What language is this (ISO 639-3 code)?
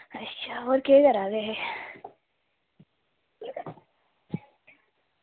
doi